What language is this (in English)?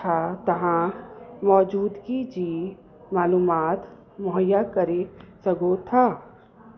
Sindhi